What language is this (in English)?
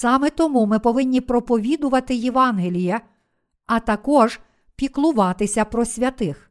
Ukrainian